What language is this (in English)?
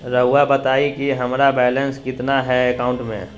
Magahi